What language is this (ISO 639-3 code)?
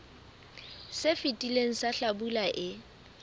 sot